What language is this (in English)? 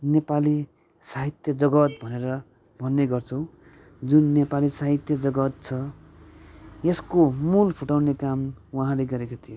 Nepali